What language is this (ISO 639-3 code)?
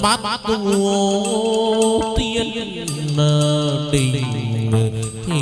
vie